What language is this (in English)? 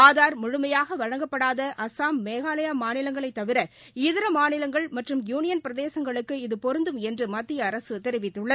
Tamil